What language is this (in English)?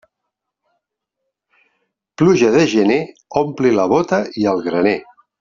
Catalan